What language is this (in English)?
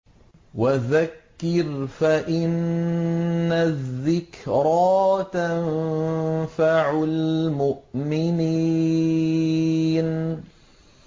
Arabic